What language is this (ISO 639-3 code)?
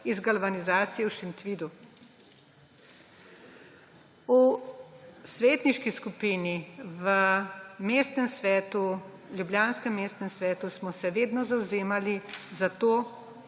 slv